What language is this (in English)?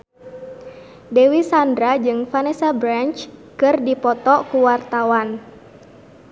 Sundanese